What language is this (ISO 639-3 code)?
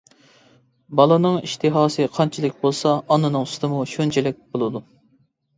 uig